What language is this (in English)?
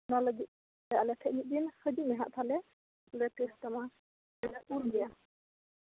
Santali